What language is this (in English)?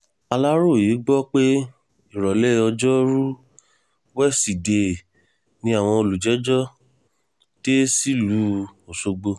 Yoruba